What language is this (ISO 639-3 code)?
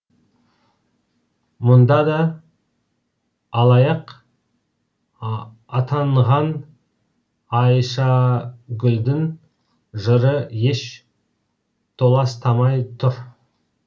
kaz